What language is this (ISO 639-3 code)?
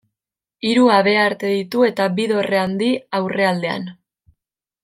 eus